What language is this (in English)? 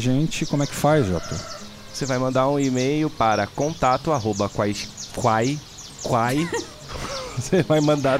Portuguese